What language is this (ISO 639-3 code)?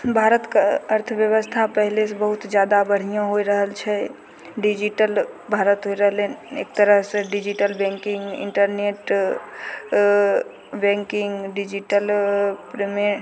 mai